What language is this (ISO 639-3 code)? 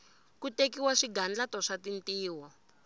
tso